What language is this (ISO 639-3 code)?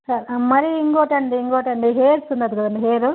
tel